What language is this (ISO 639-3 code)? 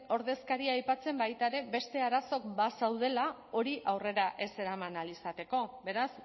eus